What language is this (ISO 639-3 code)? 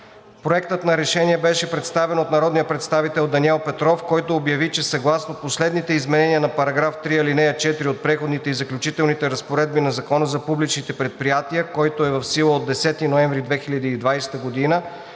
bul